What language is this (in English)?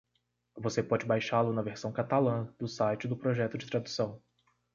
Portuguese